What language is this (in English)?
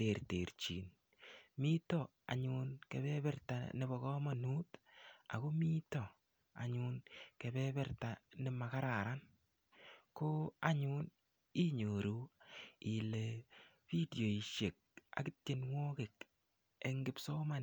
Kalenjin